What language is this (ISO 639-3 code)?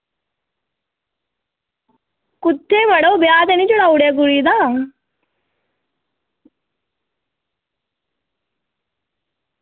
doi